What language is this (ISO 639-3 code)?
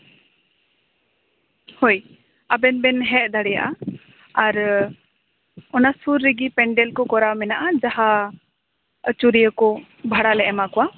sat